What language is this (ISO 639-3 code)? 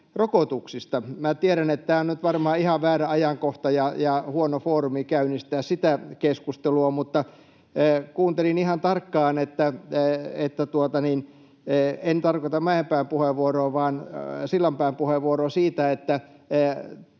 fin